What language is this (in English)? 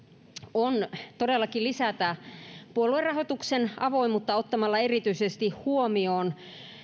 Finnish